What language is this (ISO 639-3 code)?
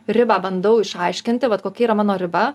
lit